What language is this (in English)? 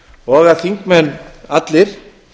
Icelandic